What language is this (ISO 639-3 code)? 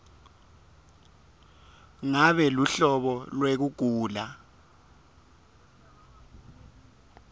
ssw